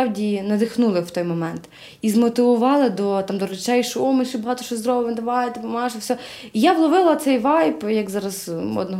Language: Ukrainian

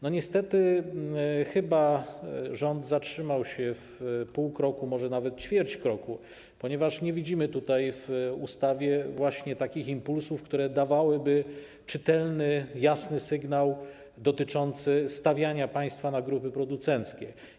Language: Polish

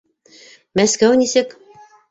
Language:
Bashkir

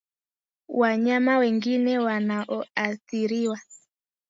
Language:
Swahili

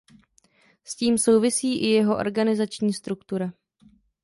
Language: Czech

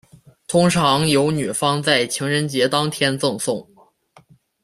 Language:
Chinese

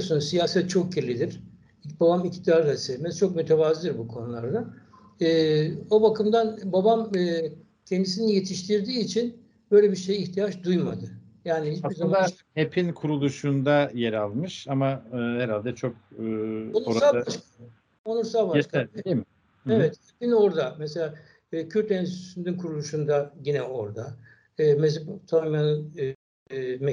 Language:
Turkish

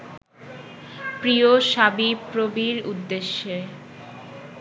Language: Bangla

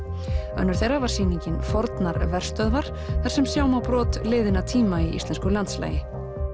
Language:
Icelandic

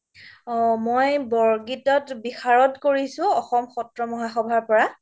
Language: Assamese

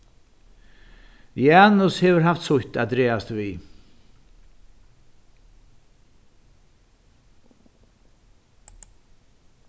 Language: Faroese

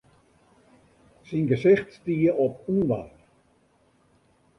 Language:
Western Frisian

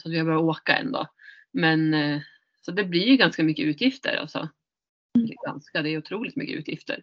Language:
Swedish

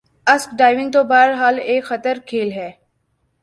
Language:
Urdu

